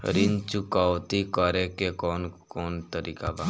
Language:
Bhojpuri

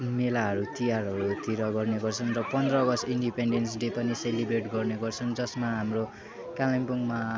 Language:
Nepali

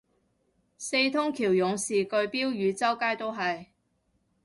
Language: Cantonese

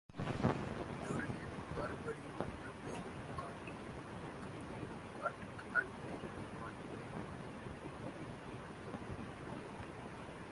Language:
Tamil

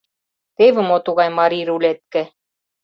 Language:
Mari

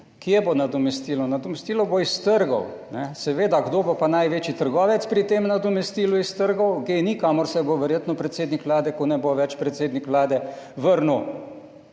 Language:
Slovenian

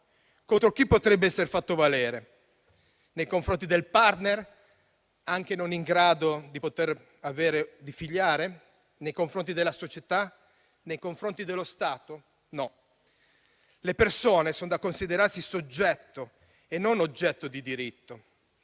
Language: Italian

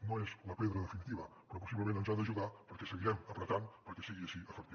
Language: Catalan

